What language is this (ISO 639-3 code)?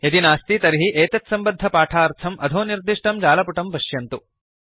san